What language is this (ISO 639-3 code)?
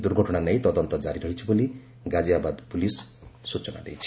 ori